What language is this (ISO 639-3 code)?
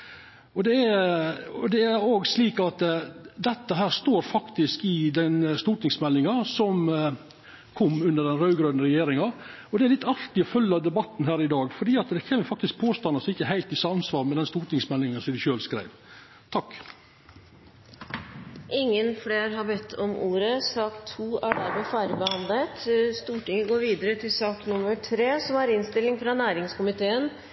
nor